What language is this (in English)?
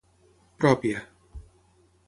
Catalan